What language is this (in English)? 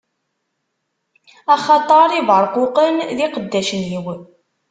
Kabyle